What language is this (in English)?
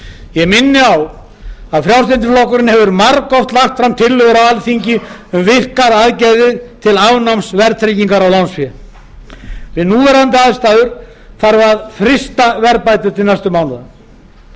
Icelandic